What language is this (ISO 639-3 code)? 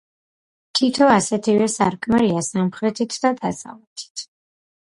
kat